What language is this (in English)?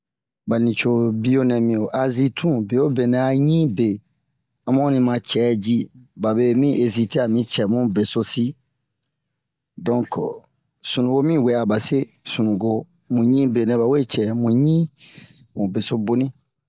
Bomu